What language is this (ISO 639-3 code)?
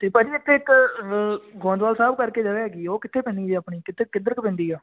pan